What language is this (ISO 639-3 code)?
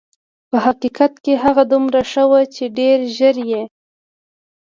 pus